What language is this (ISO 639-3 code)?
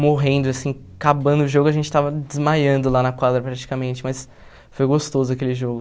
por